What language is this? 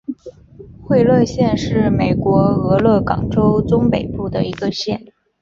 Chinese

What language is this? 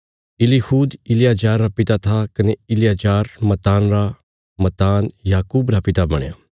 Bilaspuri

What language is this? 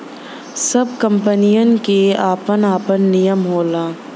Bhojpuri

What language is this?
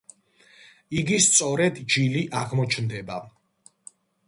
Georgian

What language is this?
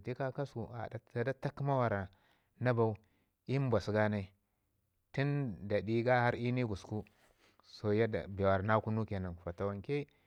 Ngizim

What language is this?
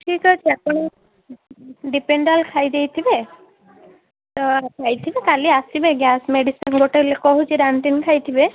Odia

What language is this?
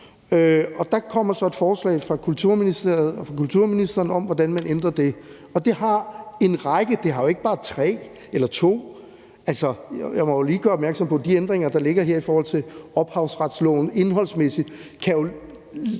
Danish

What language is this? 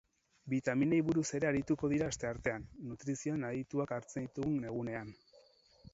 Basque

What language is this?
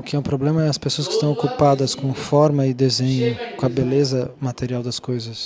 Portuguese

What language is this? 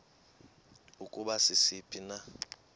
Xhosa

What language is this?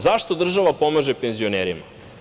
Serbian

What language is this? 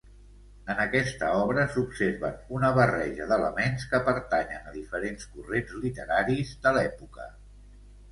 Catalan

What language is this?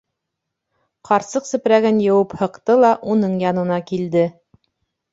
Bashkir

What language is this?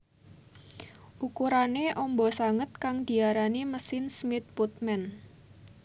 Javanese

